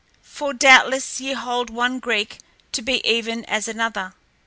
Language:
English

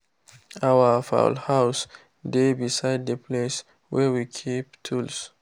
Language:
Nigerian Pidgin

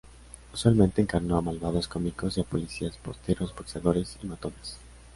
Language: Spanish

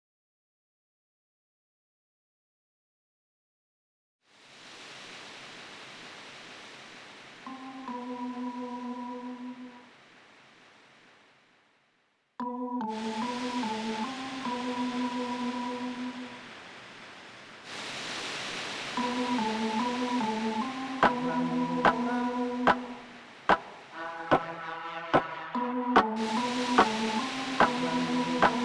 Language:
French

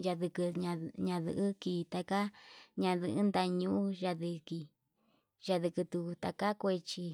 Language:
Yutanduchi Mixtec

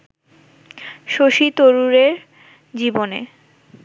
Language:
Bangla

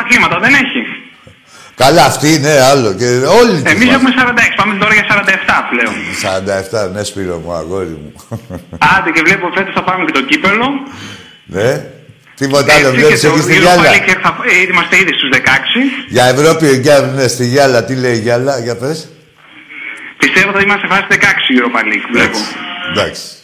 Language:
Greek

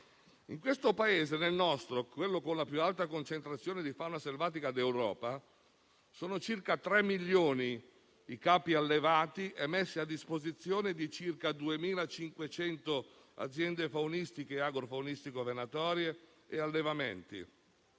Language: Italian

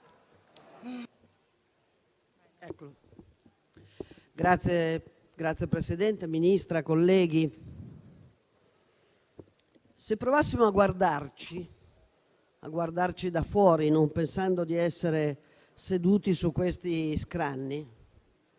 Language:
Italian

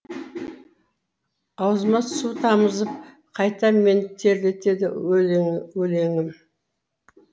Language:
Kazakh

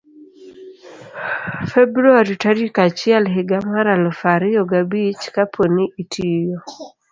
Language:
Luo (Kenya and Tanzania)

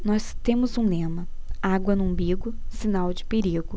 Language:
Portuguese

